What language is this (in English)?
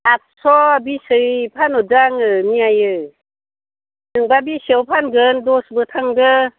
Bodo